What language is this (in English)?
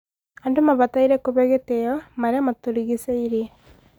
Kikuyu